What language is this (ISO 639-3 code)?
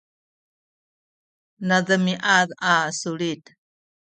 szy